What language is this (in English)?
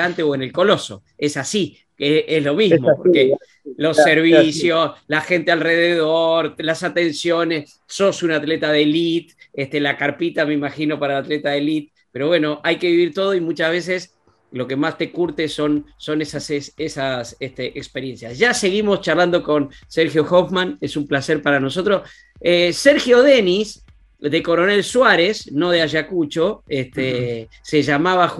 Spanish